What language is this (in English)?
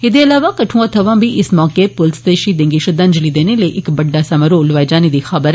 Dogri